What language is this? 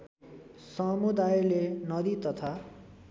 Nepali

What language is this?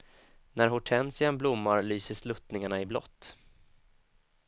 Swedish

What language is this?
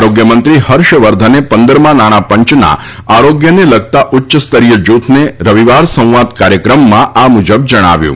Gujarati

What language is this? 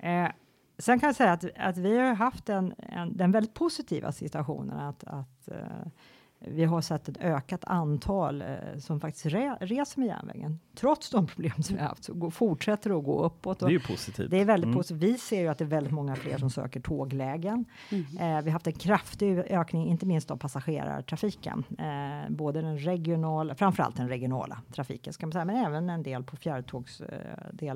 Swedish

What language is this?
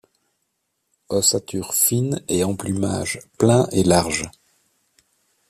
French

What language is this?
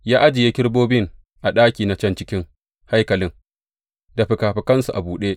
Hausa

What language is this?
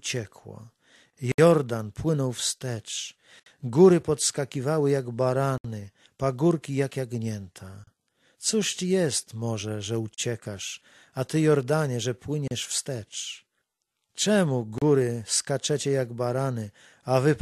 Polish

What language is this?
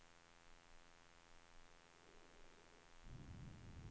Swedish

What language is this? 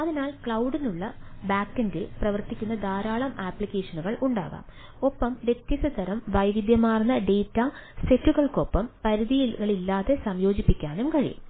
Malayalam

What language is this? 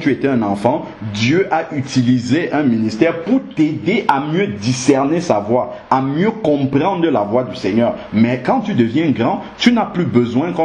French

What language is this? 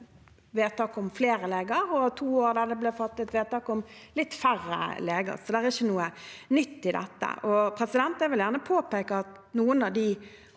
Norwegian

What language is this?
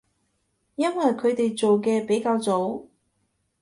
Cantonese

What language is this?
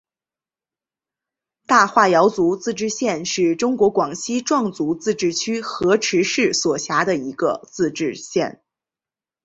Chinese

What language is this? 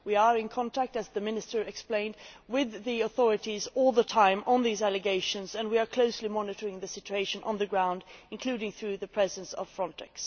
English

